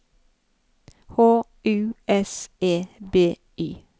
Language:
Norwegian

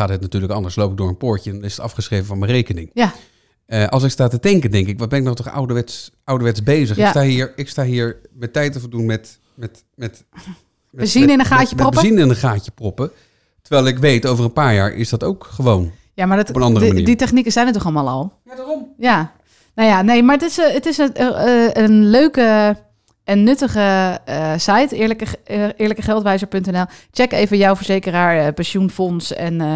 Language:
Dutch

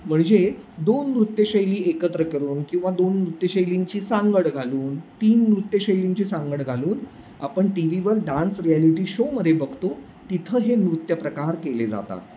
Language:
Marathi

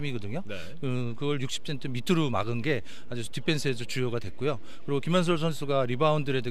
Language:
Korean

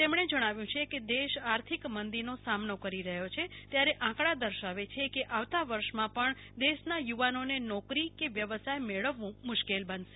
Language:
Gujarati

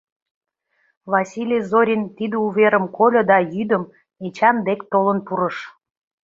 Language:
Mari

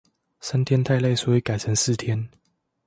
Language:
Chinese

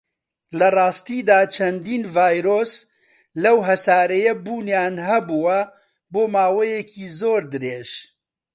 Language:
Central Kurdish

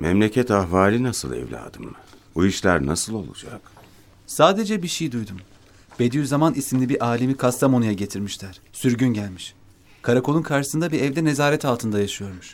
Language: Turkish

